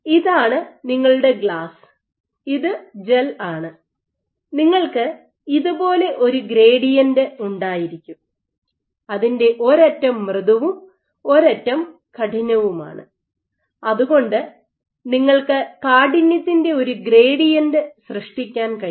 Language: Malayalam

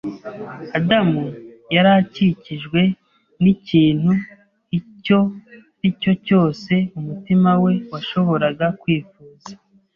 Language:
Kinyarwanda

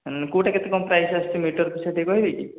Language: Odia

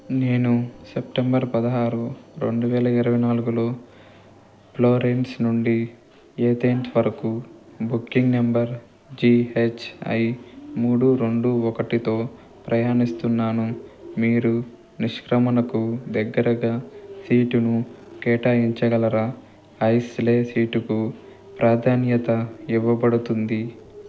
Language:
Telugu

